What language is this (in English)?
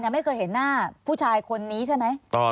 Thai